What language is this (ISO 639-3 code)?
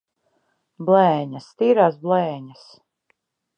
lav